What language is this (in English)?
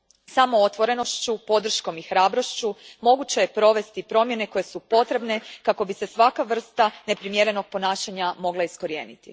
Croatian